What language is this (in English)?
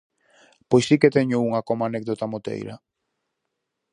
Galician